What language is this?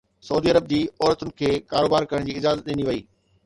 Sindhi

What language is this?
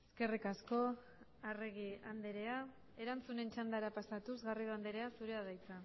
Basque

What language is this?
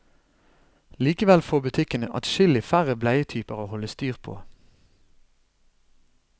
Norwegian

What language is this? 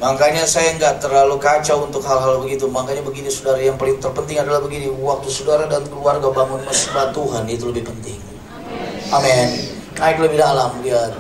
Indonesian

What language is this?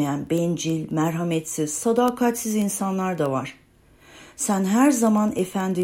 Turkish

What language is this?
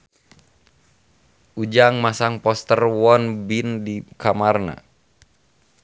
Sundanese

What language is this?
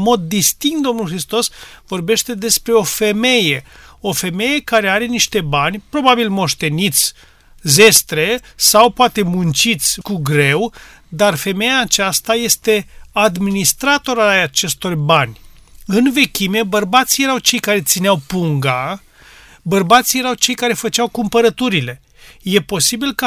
Romanian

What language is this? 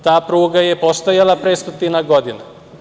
Serbian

